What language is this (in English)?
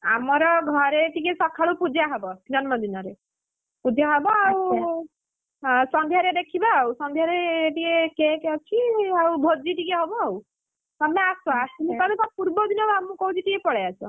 Odia